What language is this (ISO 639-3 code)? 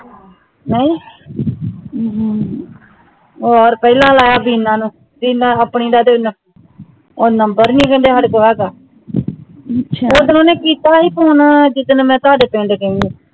pan